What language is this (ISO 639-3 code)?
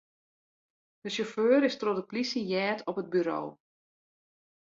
fry